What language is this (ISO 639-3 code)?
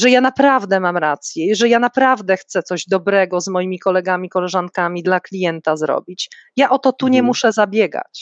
pol